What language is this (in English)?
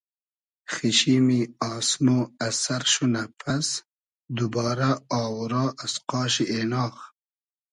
Hazaragi